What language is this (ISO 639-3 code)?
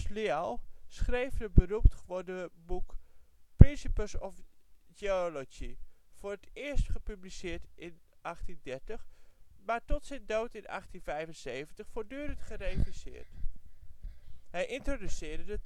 nld